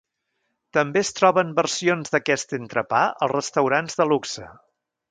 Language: Catalan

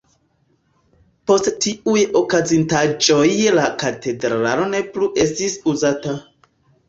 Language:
Esperanto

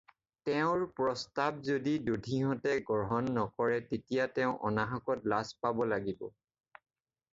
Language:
Assamese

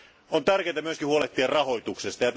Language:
Finnish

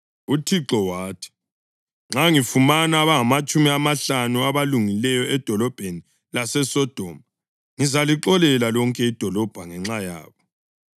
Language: North Ndebele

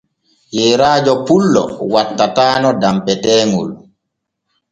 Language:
Borgu Fulfulde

